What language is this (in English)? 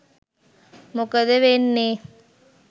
Sinhala